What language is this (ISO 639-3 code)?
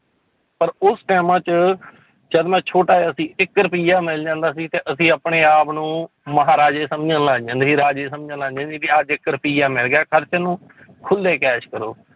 pan